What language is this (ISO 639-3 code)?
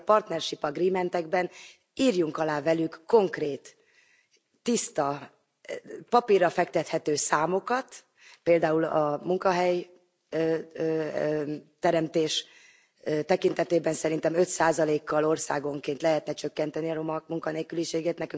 hun